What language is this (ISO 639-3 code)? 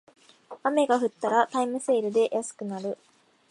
jpn